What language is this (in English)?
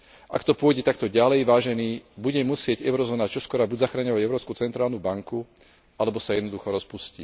Slovak